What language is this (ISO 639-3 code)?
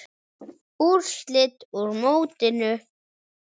isl